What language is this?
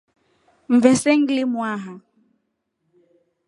Rombo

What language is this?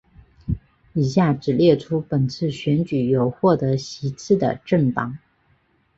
Chinese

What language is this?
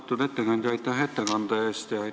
Estonian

